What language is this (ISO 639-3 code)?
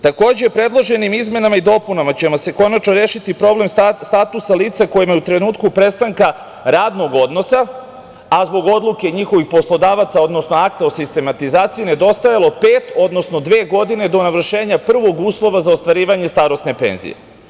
srp